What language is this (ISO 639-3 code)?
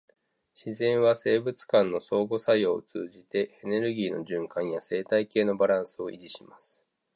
jpn